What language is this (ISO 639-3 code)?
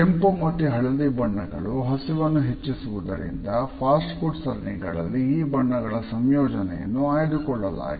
kan